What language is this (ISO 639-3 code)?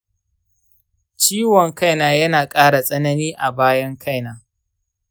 hau